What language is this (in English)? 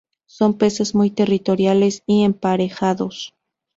Spanish